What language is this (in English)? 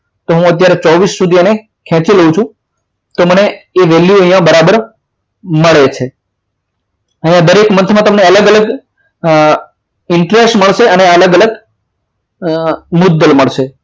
Gujarati